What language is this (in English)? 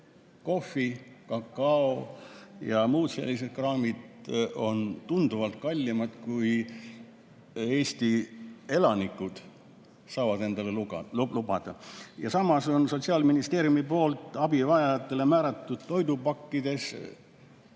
Estonian